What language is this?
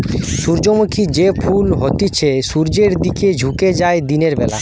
Bangla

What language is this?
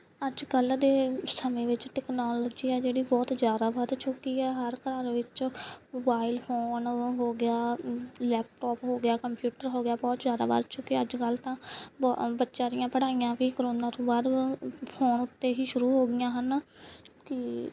Punjabi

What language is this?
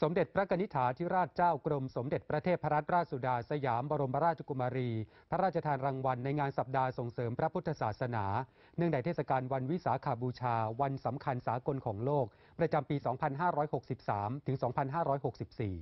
Thai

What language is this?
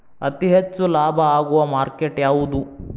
Kannada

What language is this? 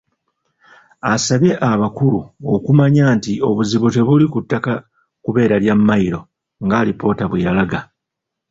Ganda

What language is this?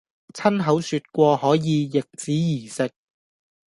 Cantonese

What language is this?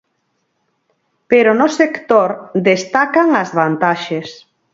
Galician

